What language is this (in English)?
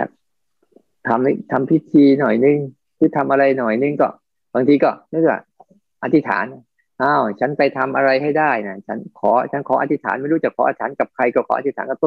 Thai